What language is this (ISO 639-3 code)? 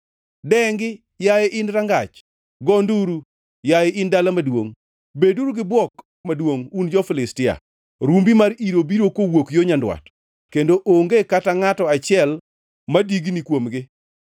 luo